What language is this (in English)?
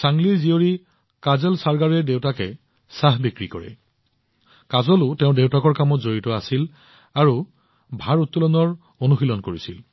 Assamese